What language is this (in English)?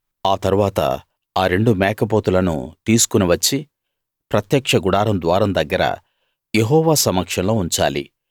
Telugu